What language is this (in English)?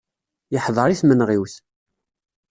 Kabyle